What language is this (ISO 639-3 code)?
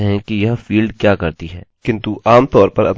hin